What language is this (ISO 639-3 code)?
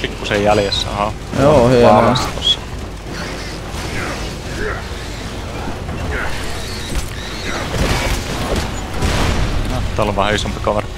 fin